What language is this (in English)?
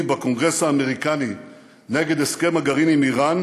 Hebrew